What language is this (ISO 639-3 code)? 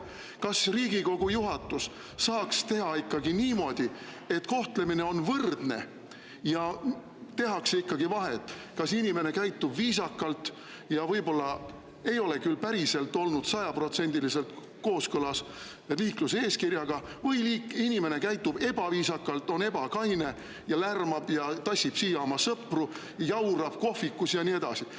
est